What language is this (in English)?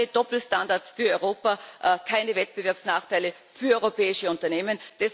German